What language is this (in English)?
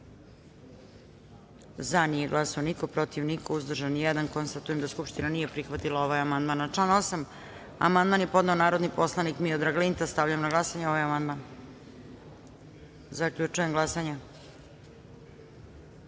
Serbian